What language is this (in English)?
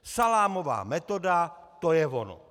Czech